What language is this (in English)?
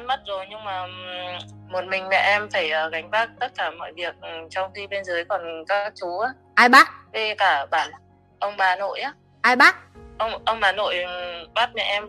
Vietnamese